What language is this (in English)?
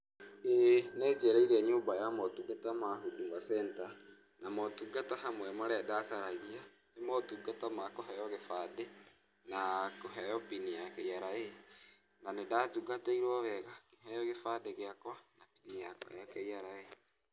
Kikuyu